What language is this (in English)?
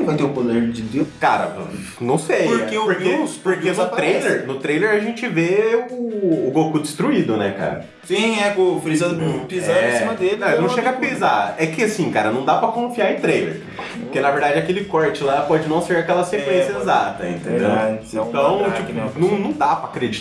Portuguese